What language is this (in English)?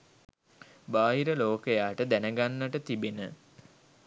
Sinhala